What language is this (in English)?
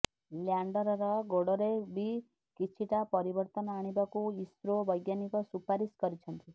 Odia